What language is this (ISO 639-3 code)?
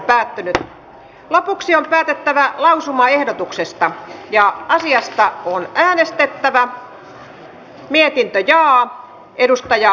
fin